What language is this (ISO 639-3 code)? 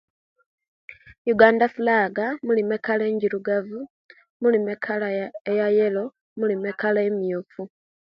lke